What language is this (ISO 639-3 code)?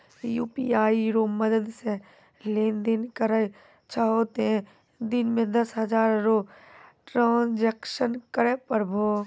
mai